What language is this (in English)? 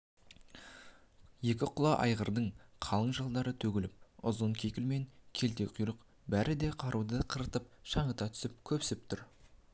Kazakh